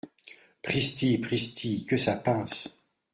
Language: French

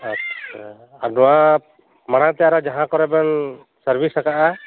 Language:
Santali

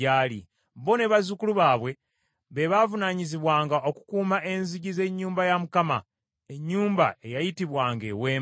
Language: Ganda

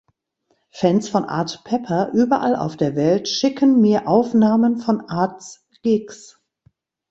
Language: German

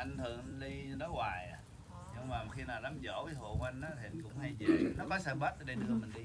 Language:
Vietnamese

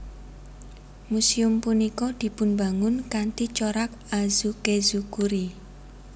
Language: Javanese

